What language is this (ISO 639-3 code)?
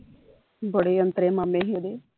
pan